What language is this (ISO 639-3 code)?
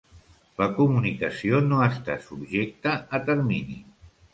cat